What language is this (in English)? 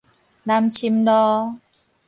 Min Nan Chinese